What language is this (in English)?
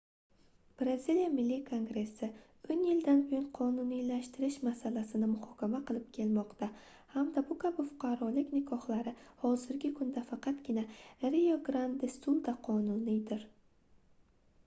Uzbek